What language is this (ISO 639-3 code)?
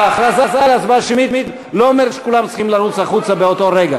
heb